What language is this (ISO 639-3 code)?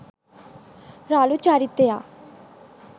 sin